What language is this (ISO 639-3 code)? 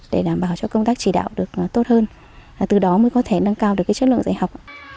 vie